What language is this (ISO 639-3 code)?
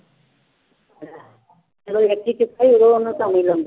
pan